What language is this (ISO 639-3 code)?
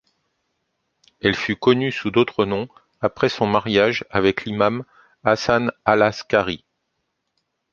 fra